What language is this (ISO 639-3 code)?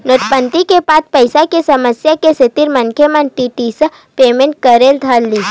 hne